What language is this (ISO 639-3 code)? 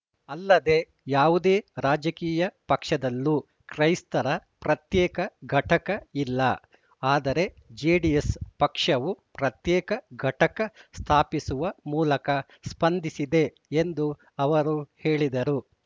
kan